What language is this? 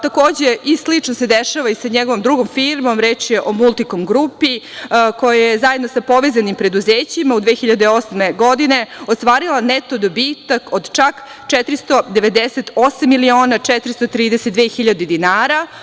Serbian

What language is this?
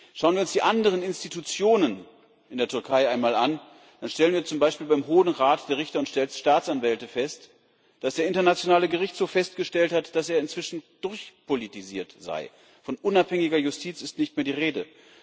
German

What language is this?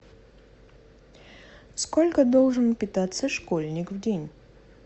Russian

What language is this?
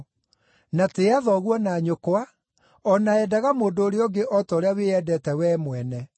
Kikuyu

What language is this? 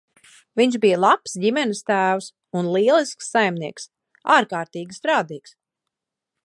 Latvian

